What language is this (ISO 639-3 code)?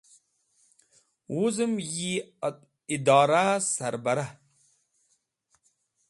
wbl